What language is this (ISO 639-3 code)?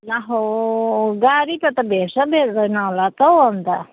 nep